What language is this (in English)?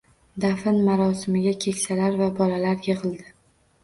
Uzbek